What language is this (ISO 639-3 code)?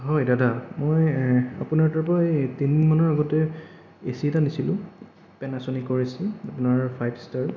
asm